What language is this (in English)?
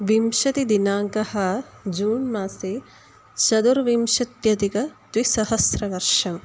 Sanskrit